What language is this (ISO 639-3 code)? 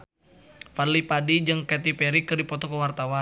sun